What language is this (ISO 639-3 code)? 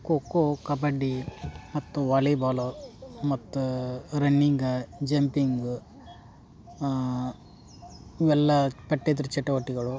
kan